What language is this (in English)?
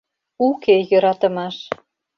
Mari